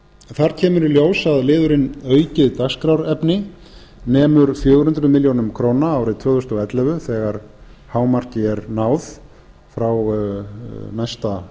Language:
Icelandic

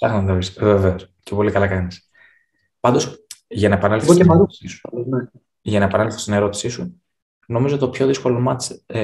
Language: Greek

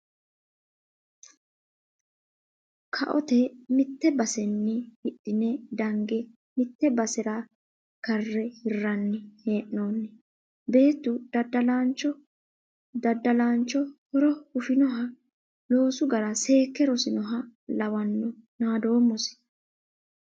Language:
Sidamo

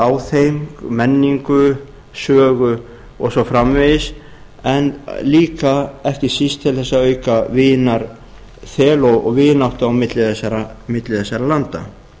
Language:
Icelandic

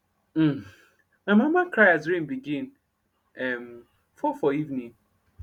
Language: Nigerian Pidgin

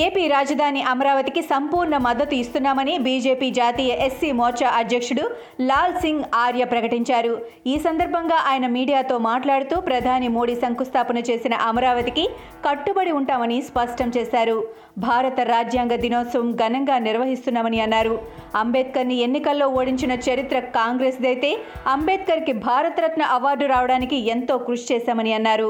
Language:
Telugu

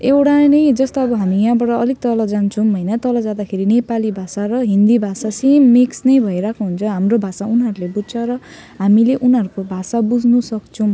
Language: Nepali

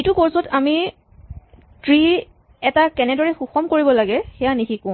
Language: Assamese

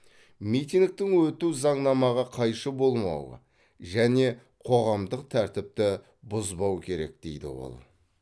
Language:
Kazakh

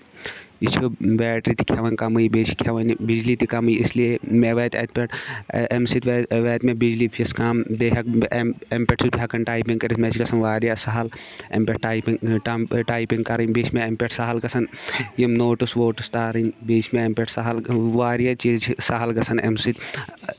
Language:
Kashmiri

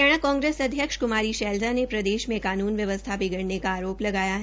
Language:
Hindi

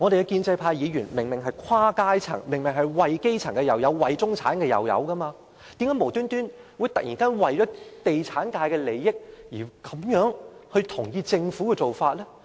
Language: Cantonese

